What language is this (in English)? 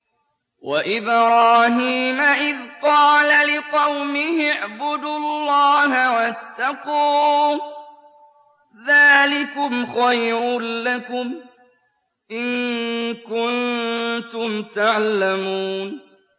Arabic